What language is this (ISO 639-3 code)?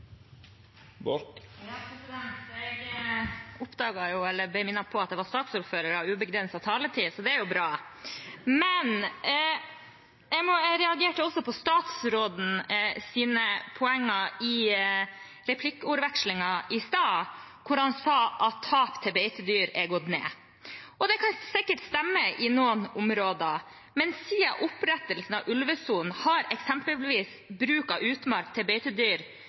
nor